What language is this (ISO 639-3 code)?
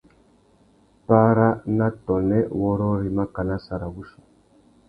bag